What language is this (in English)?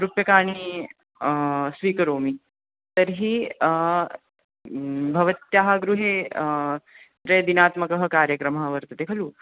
Sanskrit